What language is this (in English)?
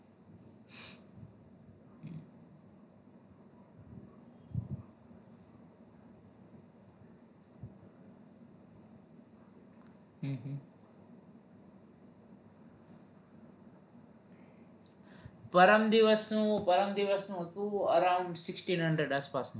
Gujarati